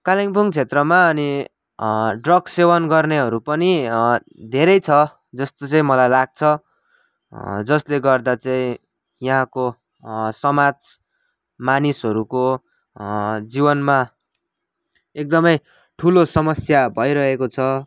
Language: Nepali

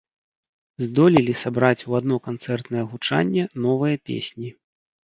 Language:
Belarusian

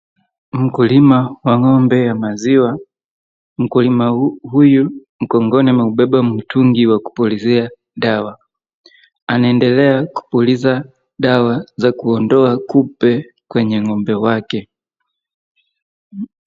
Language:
Swahili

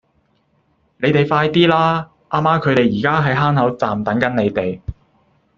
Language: Cantonese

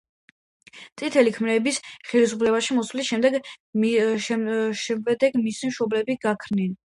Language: Georgian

